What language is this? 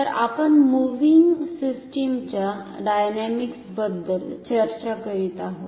Marathi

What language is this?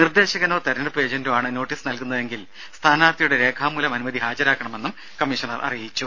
Malayalam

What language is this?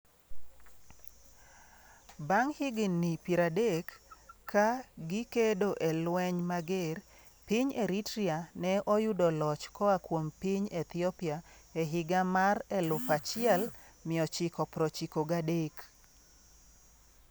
Luo (Kenya and Tanzania)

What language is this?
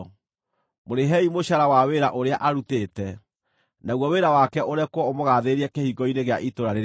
Kikuyu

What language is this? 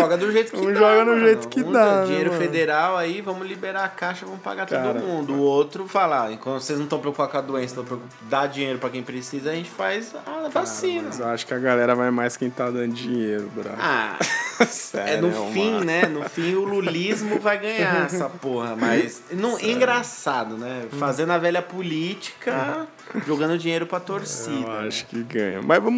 Portuguese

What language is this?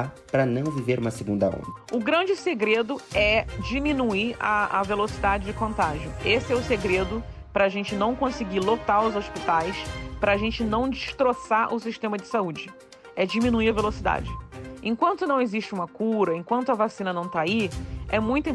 Portuguese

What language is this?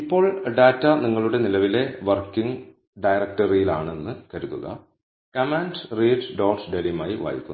Malayalam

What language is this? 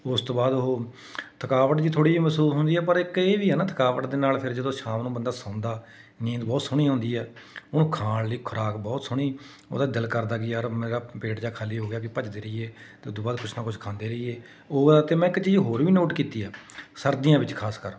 Punjabi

